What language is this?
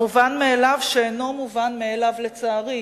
Hebrew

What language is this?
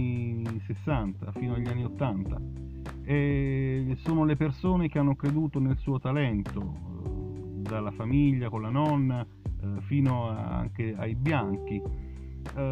Italian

